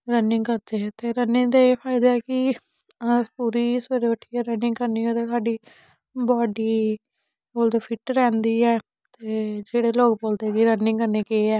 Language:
Dogri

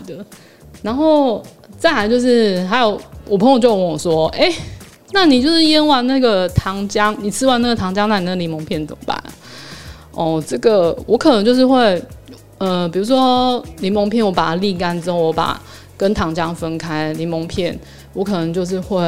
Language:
Chinese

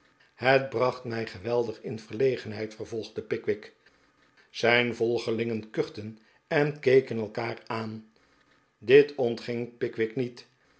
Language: Dutch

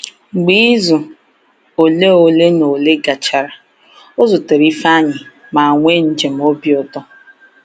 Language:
Igbo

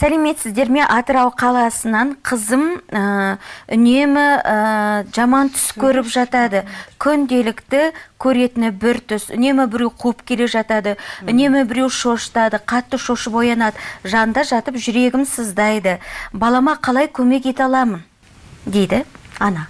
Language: Turkish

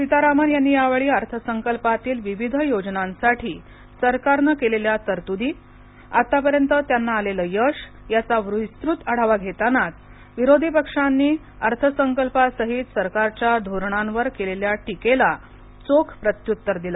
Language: Marathi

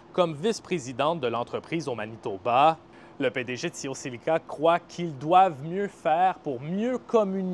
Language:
French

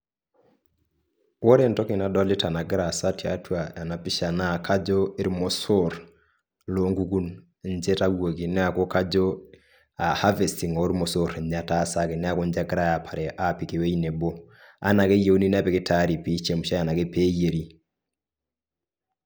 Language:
Masai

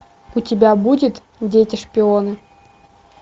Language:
Russian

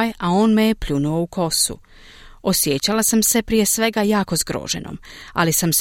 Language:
Croatian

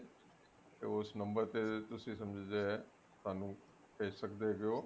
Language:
Punjabi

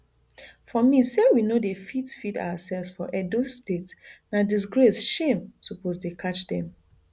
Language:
Nigerian Pidgin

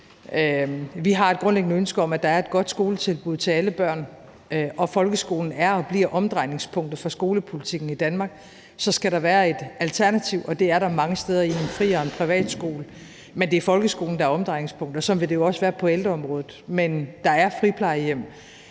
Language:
Danish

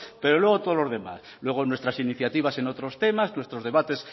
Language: Spanish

